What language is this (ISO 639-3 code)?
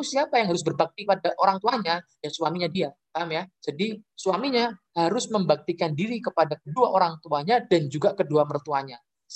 ind